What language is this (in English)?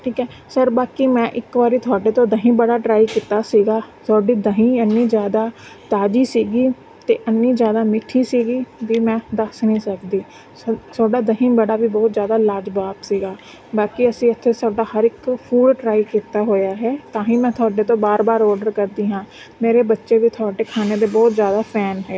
Punjabi